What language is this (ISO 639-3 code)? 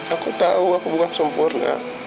ind